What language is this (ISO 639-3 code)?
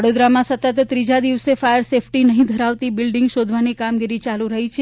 guj